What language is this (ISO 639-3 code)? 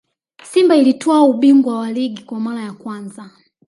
swa